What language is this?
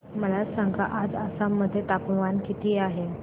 Marathi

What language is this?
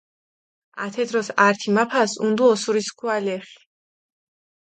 Mingrelian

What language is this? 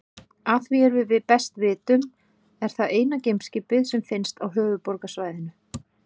Icelandic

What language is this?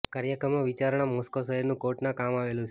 Gujarati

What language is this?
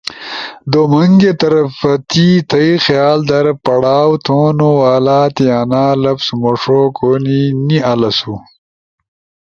Ushojo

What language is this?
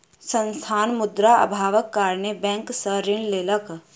Maithili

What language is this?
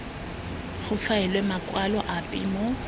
Tswana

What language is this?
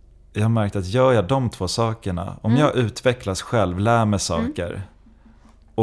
Swedish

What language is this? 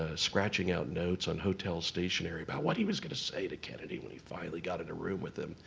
English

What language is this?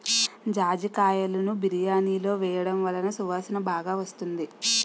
Telugu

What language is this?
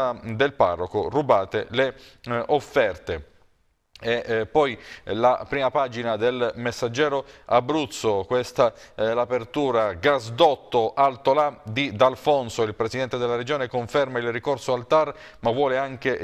Italian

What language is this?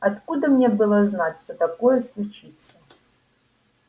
Russian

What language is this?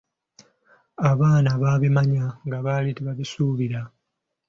Ganda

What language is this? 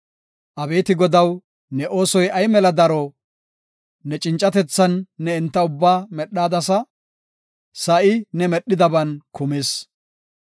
Gofa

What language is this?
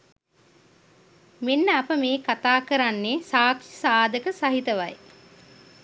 Sinhala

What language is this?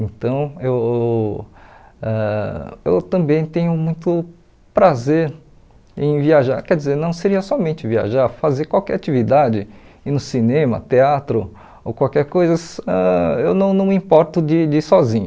Portuguese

